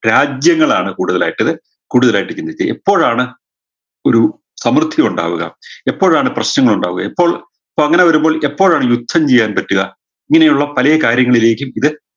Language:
Malayalam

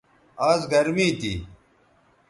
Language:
Bateri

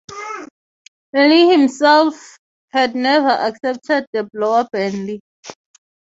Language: English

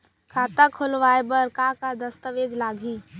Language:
Chhattisgarhi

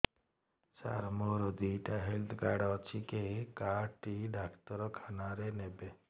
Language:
Odia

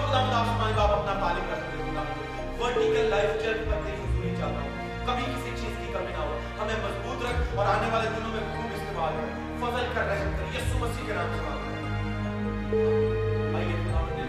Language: Urdu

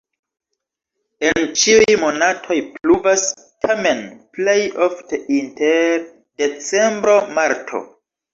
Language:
Esperanto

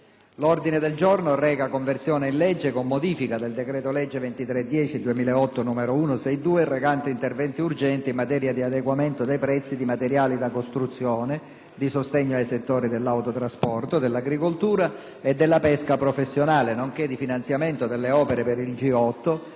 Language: Italian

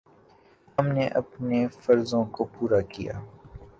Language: Urdu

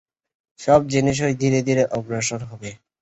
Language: Bangla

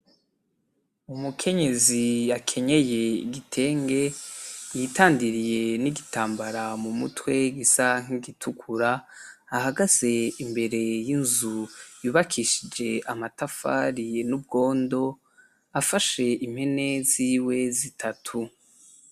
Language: Rundi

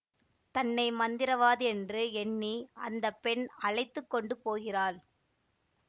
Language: Tamil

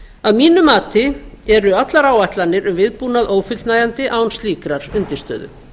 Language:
Icelandic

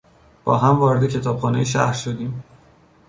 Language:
Persian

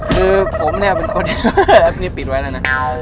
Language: Thai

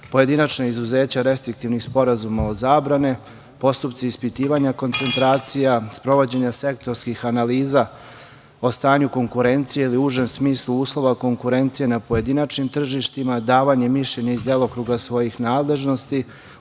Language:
Serbian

